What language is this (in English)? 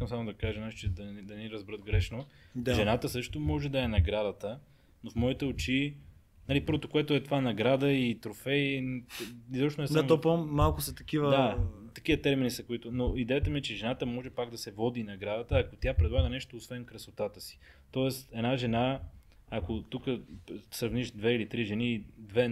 Bulgarian